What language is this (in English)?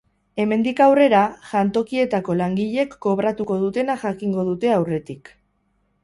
Basque